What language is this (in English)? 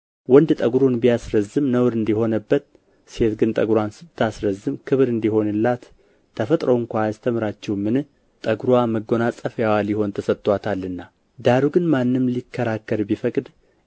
Amharic